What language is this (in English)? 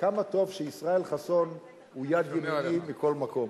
Hebrew